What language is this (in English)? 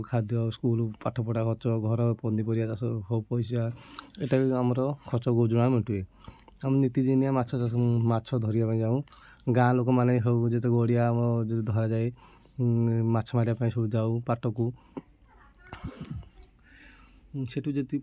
Odia